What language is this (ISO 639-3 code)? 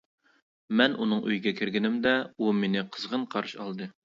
uig